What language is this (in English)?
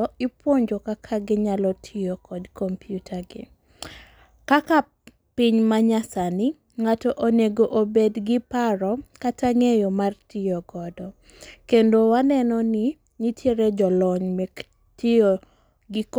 Luo (Kenya and Tanzania)